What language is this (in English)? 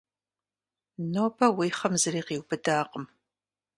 Kabardian